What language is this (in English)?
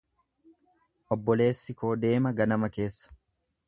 Oromo